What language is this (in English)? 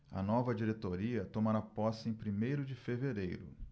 Portuguese